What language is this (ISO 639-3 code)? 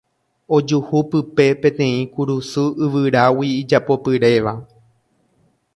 grn